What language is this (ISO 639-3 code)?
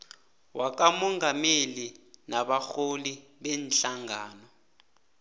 nbl